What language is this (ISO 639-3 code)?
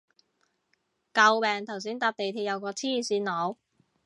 yue